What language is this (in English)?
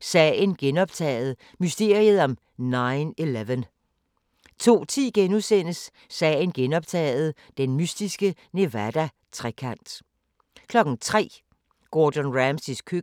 Danish